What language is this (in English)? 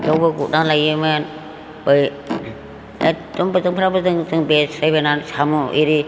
Bodo